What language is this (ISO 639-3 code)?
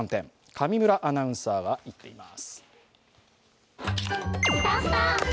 jpn